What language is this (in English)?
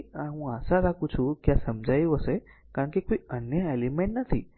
Gujarati